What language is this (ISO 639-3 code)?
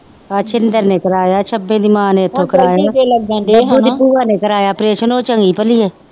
pan